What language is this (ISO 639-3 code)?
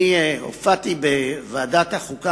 heb